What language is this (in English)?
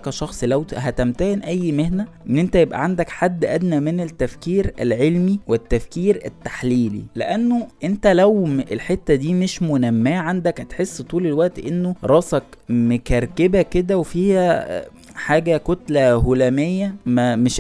Arabic